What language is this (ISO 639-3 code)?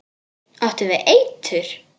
isl